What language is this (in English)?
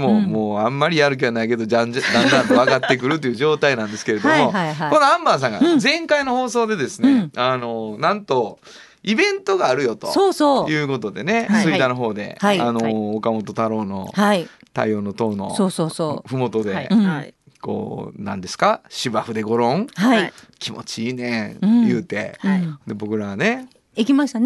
Japanese